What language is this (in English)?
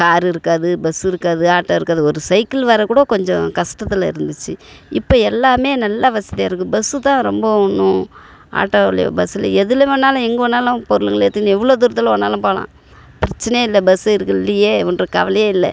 Tamil